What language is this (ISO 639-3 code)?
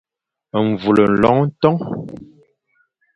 fan